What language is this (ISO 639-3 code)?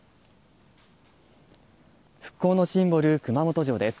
jpn